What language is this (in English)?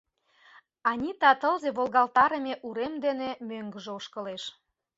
Mari